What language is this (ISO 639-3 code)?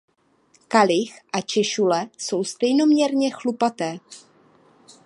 ces